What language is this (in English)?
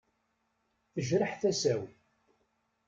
Kabyle